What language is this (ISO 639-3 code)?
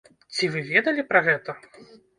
bel